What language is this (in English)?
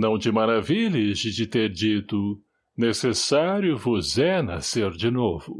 Portuguese